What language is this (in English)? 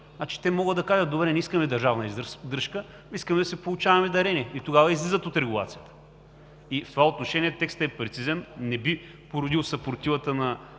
Bulgarian